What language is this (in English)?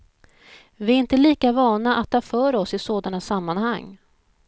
Swedish